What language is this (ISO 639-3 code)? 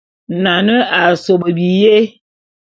bum